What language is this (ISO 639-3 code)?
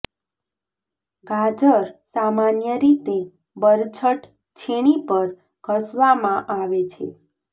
guj